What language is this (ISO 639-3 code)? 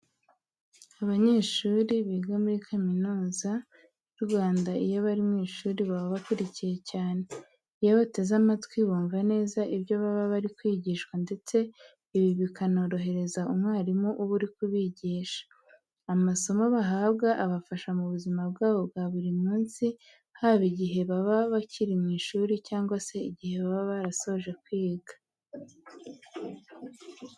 kin